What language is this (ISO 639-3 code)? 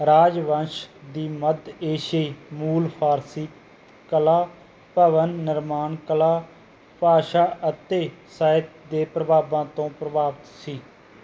pan